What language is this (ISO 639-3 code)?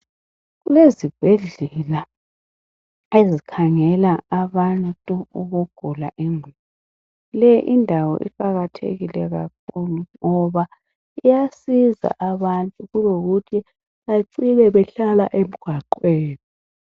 nde